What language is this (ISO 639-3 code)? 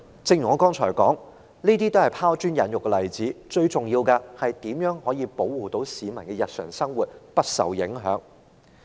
yue